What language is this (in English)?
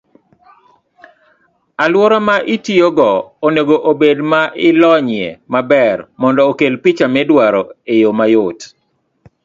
Luo (Kenya and Tanzania)